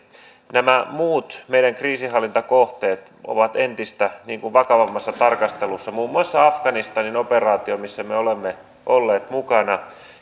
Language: Finnish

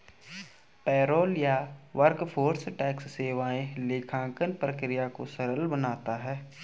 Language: Hindi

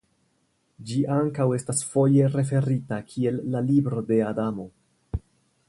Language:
Esperanto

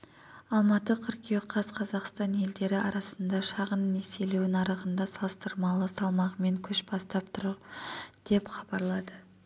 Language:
Kazakh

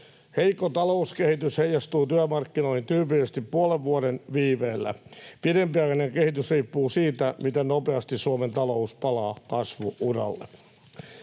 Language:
Finnish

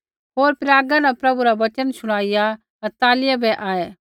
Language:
Kullu Pahari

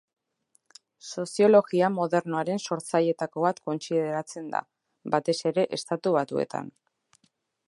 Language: Basque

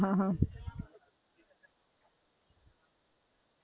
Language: Gujarati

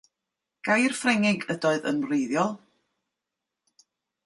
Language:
Welsh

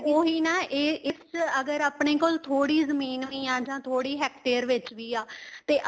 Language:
Punjabi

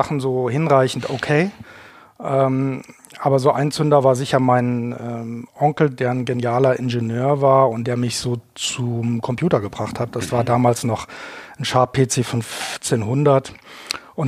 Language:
German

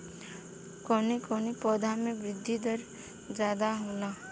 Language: Bhojpuri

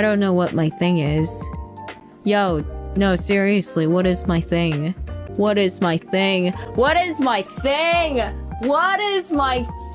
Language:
English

